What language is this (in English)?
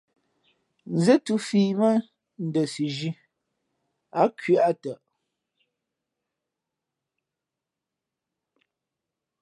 Fe'fe'